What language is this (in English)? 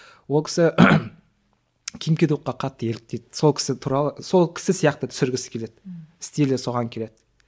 Kazakh